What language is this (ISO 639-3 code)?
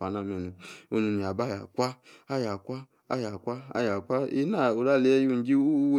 ekr